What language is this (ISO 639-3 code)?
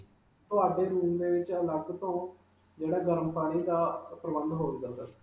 pan